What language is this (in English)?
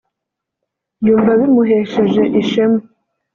Kinyarwanda